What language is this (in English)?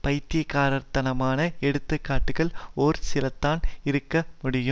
Tamil